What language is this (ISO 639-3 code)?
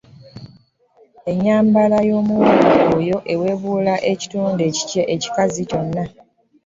lug